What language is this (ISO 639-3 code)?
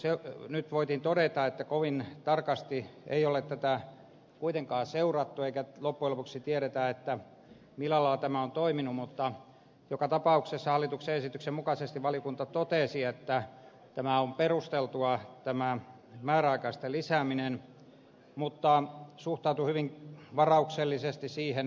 fin